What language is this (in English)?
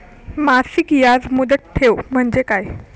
Marathi